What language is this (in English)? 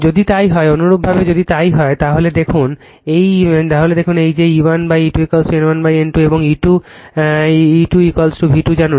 Bangla